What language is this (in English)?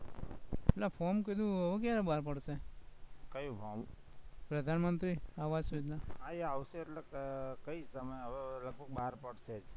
Gujarati